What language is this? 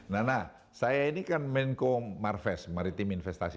Indonesian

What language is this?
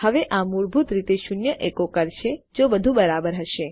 Gujarati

